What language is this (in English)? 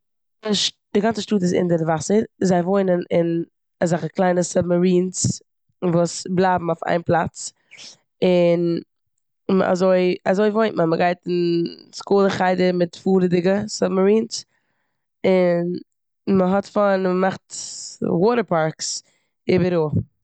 Yiddish